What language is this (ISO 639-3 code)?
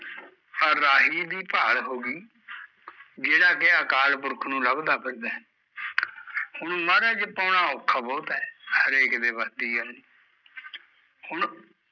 pan